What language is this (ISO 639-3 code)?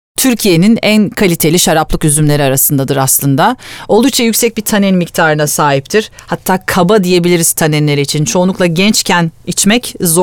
tur